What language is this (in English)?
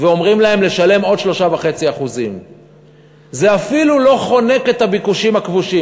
Hebrew